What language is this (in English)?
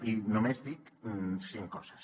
Catalan